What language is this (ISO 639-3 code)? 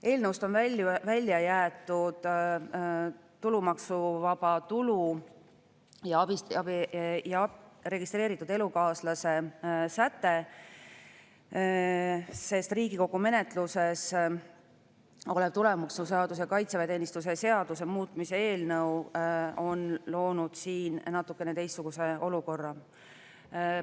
est